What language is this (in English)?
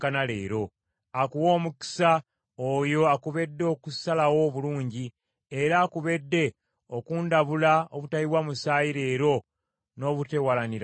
Ganda